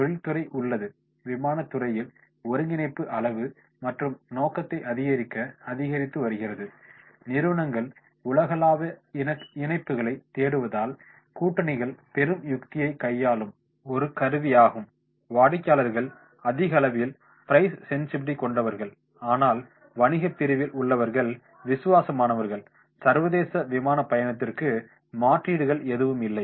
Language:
Tamil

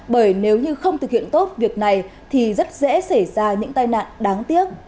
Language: Vietnamese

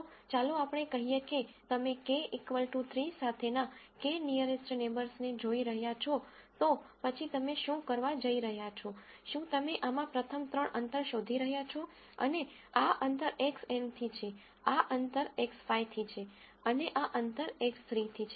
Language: Gujarati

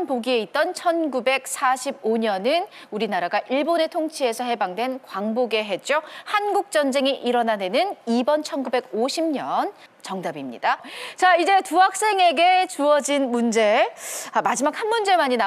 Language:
Korean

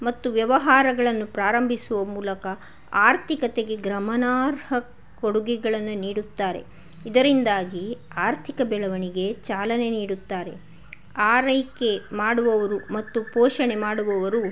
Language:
Kannada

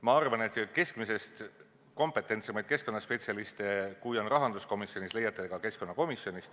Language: Estonian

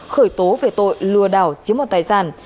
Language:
Vietnamese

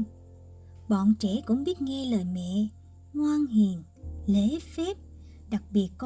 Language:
Vietnamese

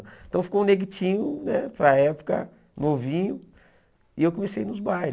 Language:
Portuguese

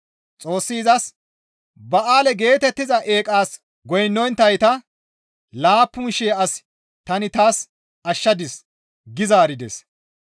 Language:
Gamo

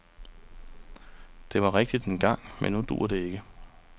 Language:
Danish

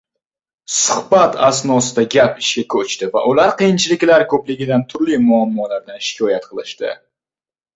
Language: Uzbek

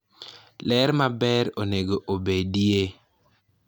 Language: Luo (Kenya and Tanzania)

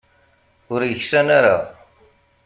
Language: Kabyle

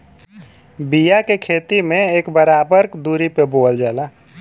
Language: Bhojpuri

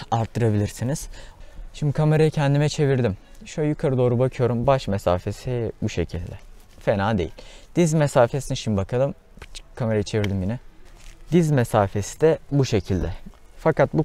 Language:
Turkish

